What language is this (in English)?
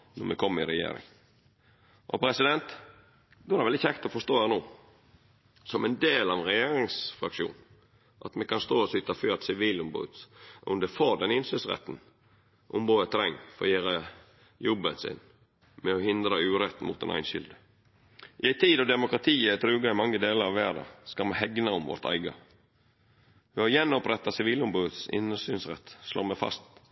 Norwegian Nynorsk